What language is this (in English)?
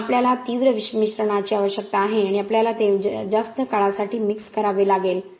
Marathi